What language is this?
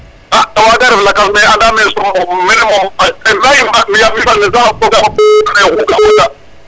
Serer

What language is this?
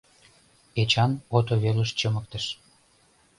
Mari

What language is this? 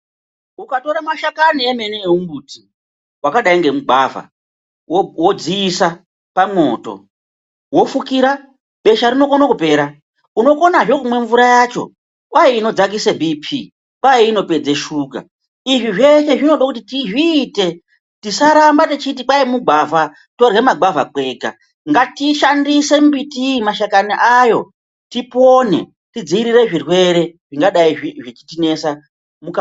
Ndau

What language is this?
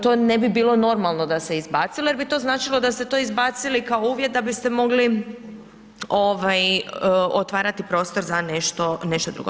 Croatian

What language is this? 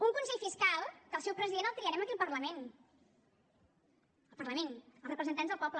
Catalan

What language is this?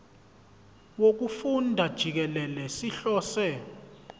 Zulu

